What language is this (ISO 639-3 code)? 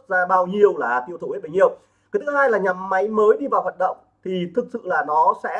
vie